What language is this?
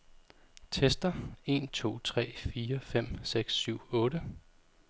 Danish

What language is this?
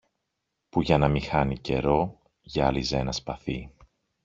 Greek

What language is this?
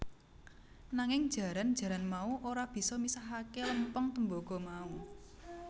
Javanese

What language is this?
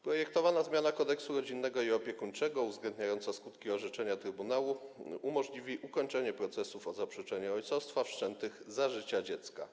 Polish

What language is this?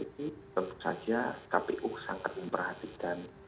Indonesian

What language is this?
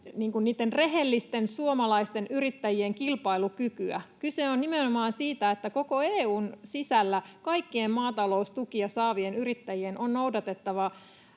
Finnish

